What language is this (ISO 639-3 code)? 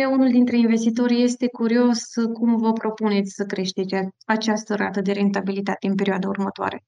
ron